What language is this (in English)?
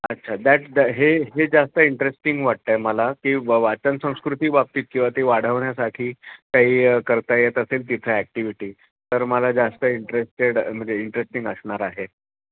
Marathi